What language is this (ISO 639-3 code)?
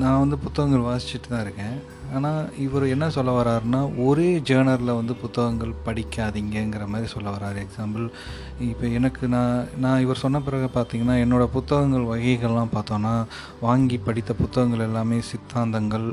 tam